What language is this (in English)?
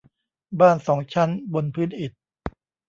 Thai